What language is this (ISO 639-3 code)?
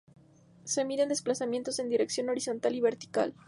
spa